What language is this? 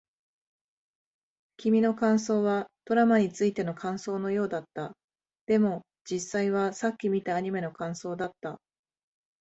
Japanese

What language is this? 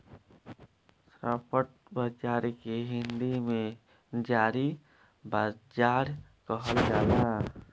Bhojpuri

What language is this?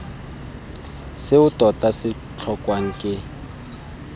Tswana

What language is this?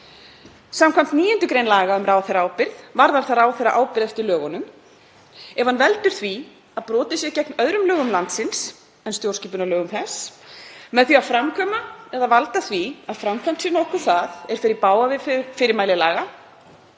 Icelandic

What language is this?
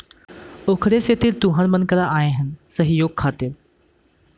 Chhattisgarhi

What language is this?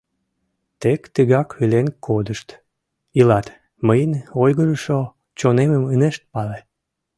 Mari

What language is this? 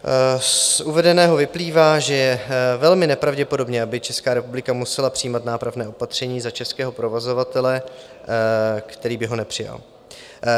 Czech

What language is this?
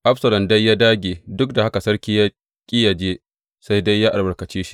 Hausa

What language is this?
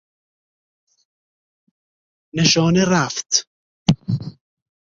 Persian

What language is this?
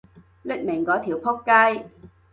Cantonese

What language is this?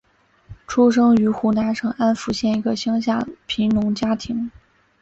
Chinese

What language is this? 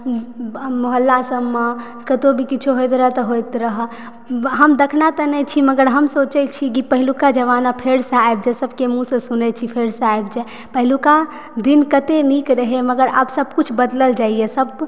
Maithili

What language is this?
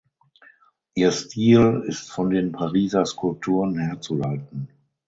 German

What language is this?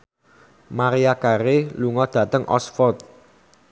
Javanese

